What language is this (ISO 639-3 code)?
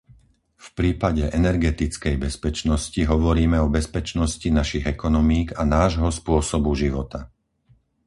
slk